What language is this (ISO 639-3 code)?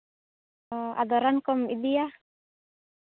sat